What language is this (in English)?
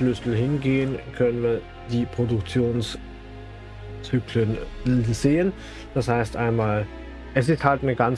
German